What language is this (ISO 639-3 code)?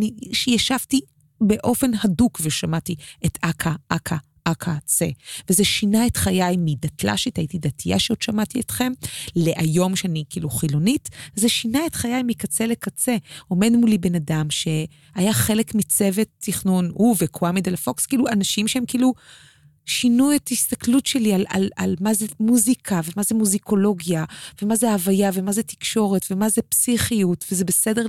heb